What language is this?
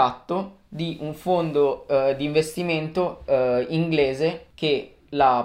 Italian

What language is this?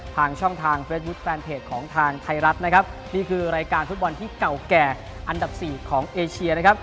Thai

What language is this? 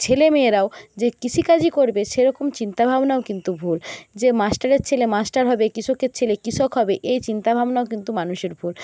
Bangla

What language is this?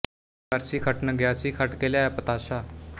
Punjabi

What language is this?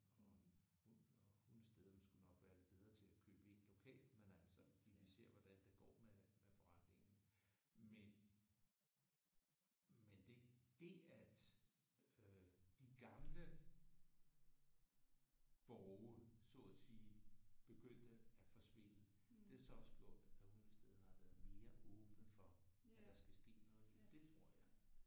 Danish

